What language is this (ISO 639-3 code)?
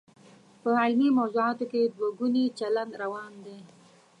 pus